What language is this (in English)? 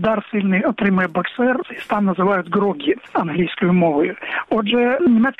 Ukrainian